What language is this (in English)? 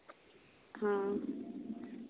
Santali